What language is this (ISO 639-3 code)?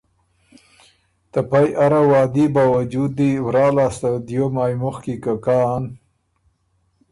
oru